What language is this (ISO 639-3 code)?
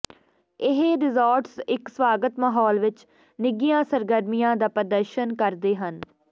pan